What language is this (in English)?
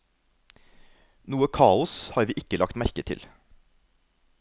Norwegian